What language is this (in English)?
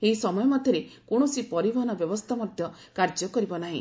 Odia